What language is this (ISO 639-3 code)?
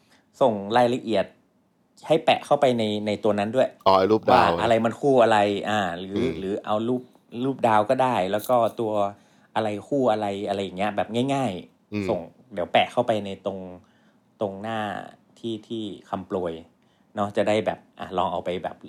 tha